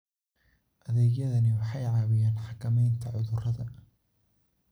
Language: Somali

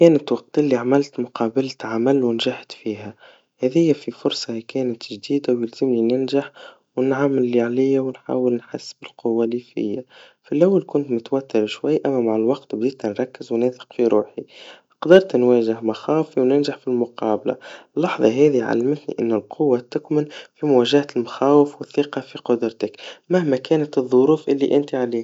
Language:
Tunisian Arabic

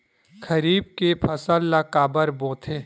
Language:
Chhattisgarhi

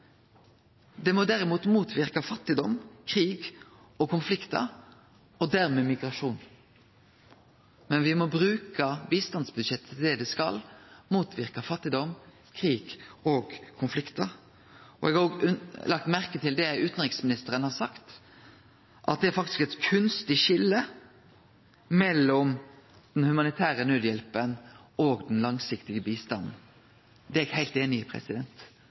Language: Norwegian Nynorsk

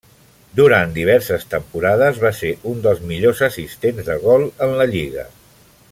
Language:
Catalan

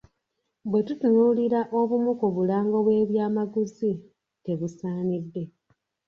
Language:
Ganda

